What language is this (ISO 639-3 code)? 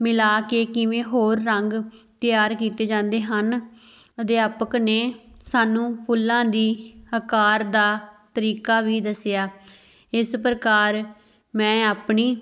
pan